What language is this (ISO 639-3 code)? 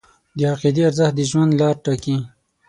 pus